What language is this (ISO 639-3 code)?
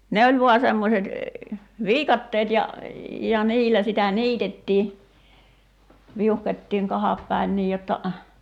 fin